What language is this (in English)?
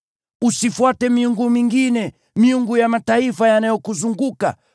Swahili